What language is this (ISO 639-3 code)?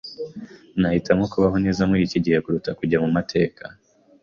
kin